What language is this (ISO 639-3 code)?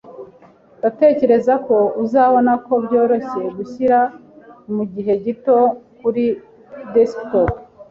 kin